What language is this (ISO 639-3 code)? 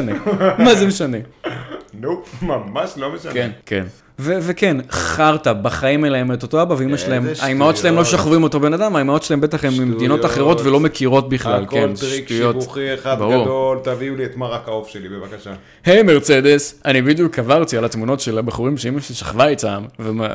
heb